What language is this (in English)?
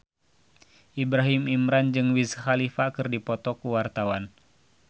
Sundanese